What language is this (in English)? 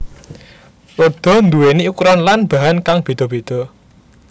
Javanese